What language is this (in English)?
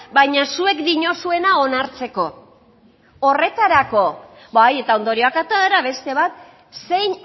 Basque